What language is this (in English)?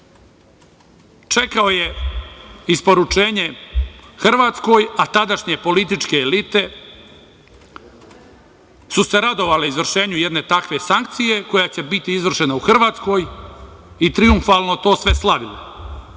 Serbian